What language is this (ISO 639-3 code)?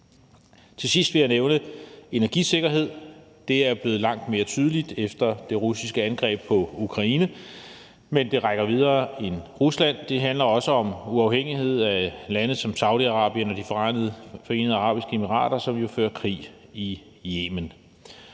dan